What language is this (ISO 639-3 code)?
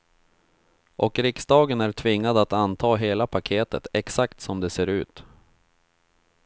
swe